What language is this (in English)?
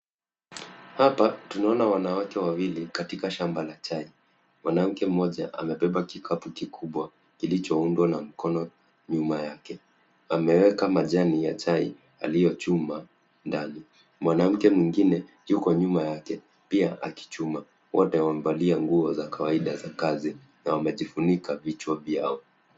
Swahili